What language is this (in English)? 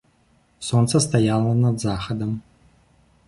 Belarusian